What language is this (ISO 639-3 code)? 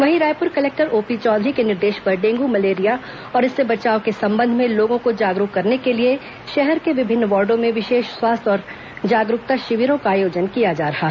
hin